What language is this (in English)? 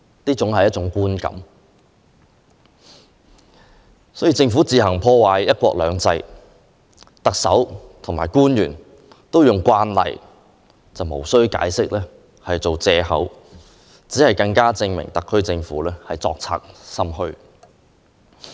Cantonese